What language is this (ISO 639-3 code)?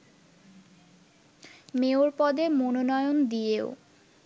ben